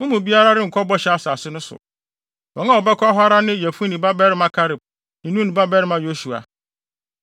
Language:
Akan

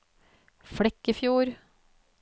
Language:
Norwegian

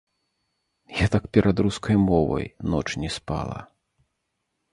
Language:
Belarusian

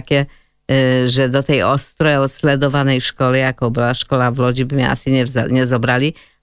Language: Slovak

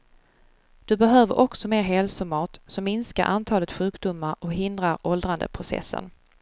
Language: Swedish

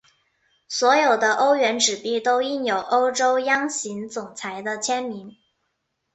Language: Chinese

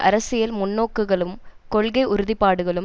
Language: Tamil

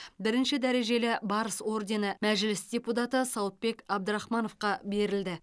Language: Kazakh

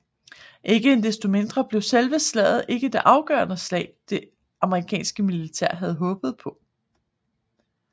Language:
Danish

